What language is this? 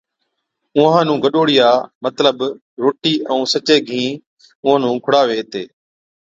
Od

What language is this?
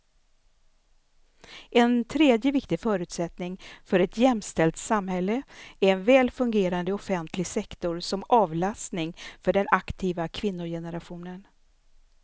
Swedish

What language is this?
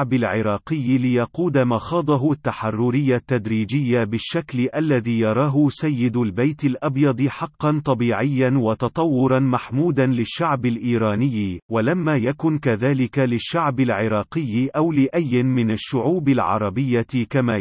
Arabic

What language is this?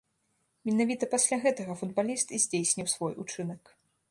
Belarusian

